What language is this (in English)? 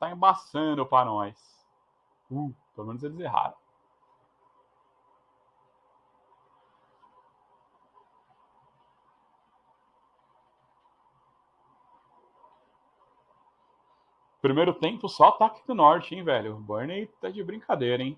Portuguese